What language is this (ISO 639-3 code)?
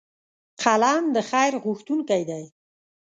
pus